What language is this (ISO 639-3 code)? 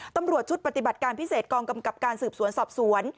tha